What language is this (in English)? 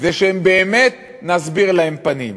Hebrew